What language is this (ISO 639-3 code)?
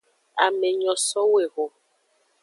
ajg